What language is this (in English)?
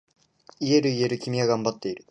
Japanese